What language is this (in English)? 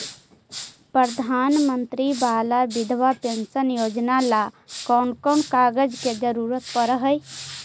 Magahi